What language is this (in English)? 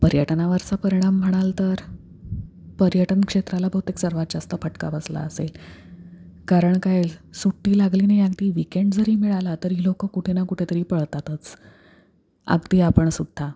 Marathi